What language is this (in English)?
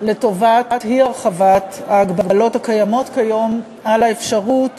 Hebrew